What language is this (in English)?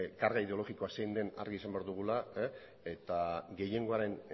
Basque